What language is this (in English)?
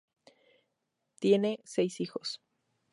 Spanish